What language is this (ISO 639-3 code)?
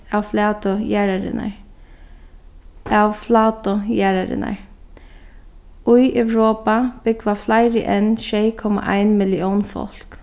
fao